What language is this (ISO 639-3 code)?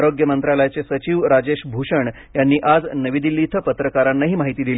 mar